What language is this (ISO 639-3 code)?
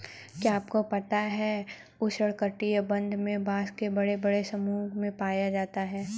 hin